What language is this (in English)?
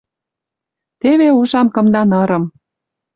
Western Mari